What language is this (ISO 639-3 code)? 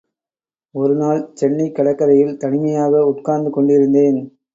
tam